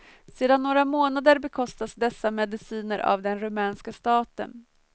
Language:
Swedish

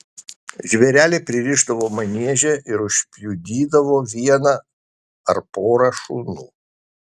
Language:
Lithuanian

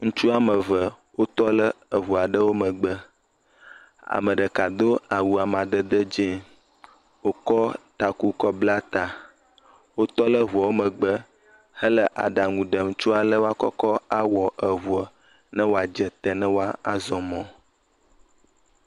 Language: Ewe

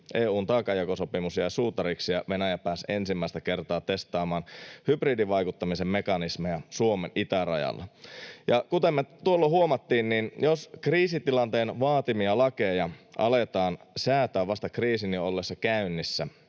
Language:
Finnish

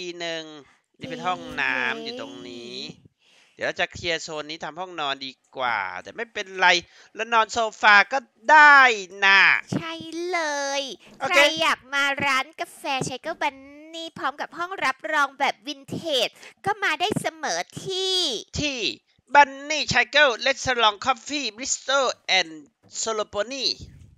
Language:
Thai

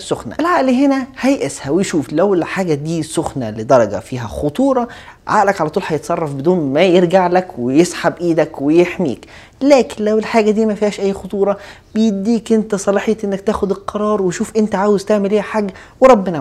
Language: Arabic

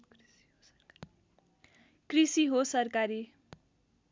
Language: Nepali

